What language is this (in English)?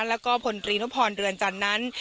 Thai